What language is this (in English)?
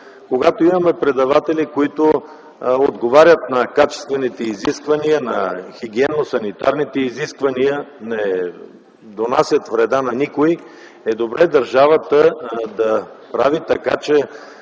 Bulgarian